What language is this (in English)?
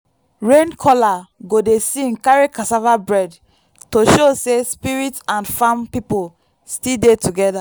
Nigerian Pidgin